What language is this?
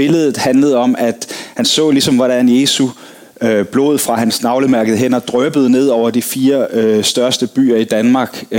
Danish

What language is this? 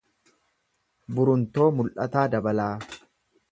Oromo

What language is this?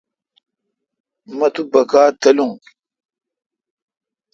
Kalkoti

